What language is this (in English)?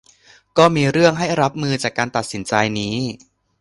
Thai